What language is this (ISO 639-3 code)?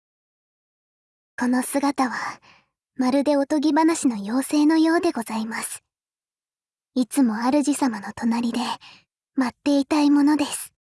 jpn